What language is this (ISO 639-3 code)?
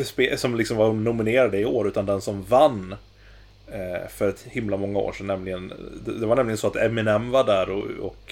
swe